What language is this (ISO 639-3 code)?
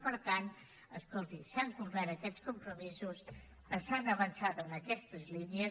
cat